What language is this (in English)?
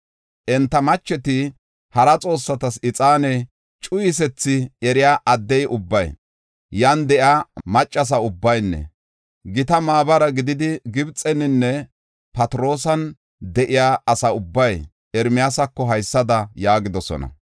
Gofa